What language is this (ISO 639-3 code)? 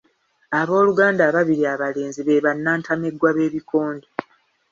lug